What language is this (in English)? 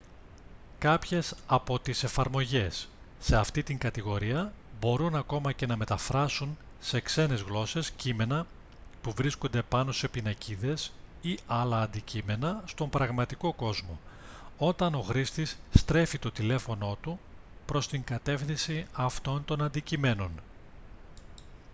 Greek